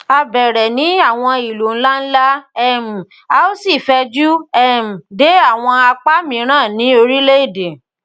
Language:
Yoruba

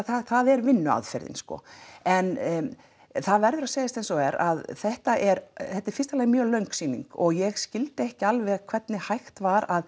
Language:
Icelandic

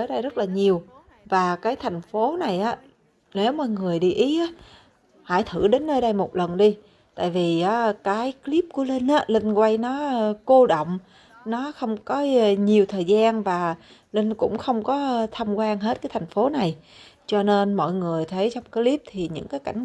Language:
Vietnamese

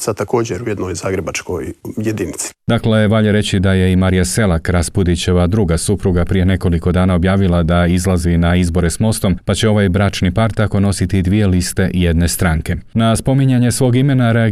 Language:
Croatian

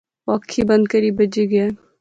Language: Pahari-Potwari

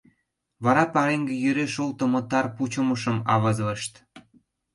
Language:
Mari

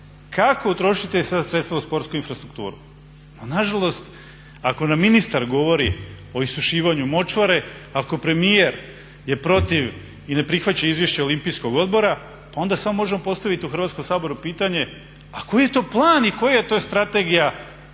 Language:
Croatian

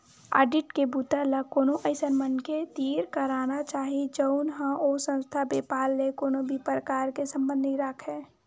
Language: Chhattisgarhi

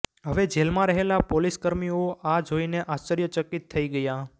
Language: Gujarati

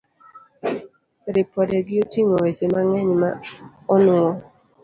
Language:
Luo (Kenya and Tanzania)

